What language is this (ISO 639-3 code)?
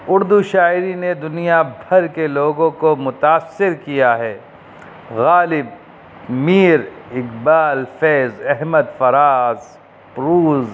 urd